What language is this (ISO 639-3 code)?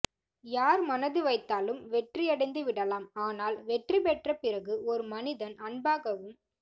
tam